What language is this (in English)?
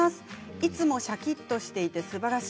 Japanese